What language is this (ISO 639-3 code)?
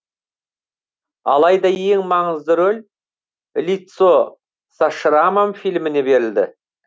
kaz